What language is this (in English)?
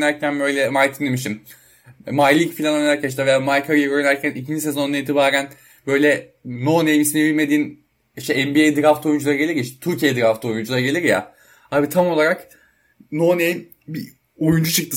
Turkish